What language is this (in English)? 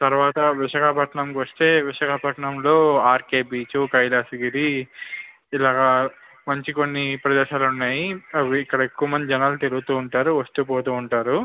Telugu